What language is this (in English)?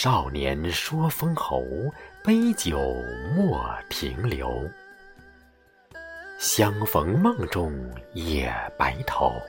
Chinese